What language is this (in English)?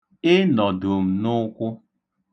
Igbo